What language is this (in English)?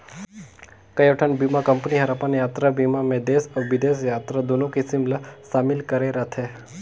Chhattisgarhi